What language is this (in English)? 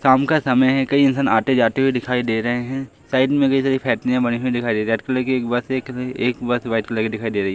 Hindi